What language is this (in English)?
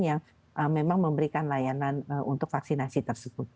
Indonesian